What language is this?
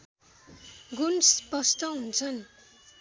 Nepali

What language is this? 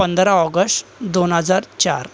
Marathi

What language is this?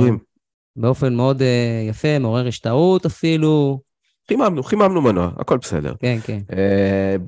Hebrew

